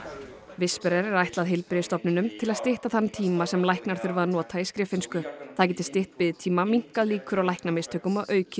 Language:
Icelandic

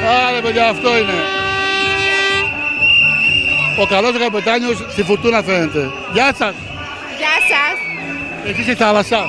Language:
Greek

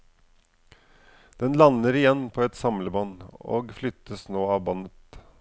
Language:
Norwegian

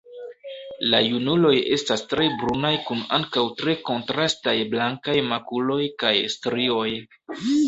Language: Esperanto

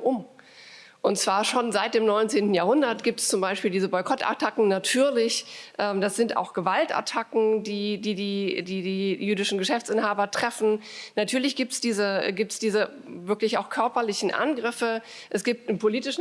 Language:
German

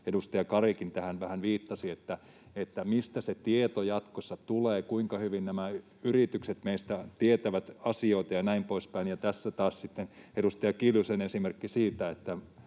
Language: Finnish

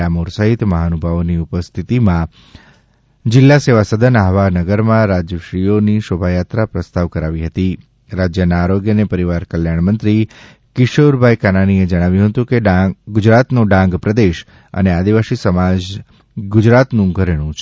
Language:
Gujarati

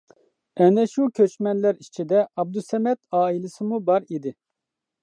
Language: Uyghur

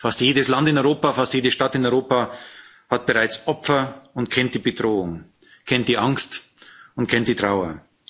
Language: German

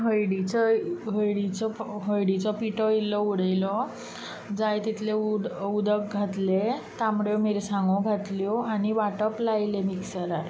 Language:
Konkani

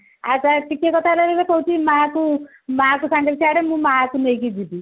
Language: Odia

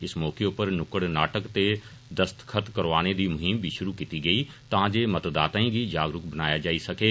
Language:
Dogri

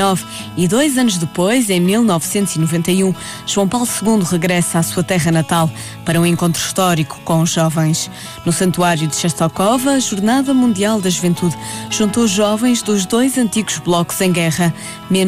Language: Portuguese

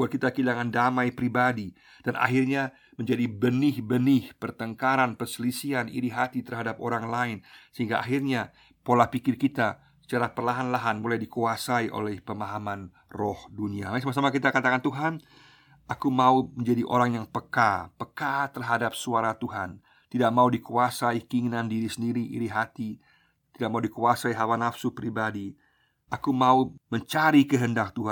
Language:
Indonesian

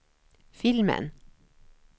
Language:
Swedish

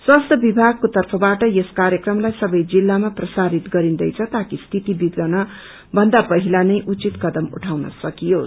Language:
Nepali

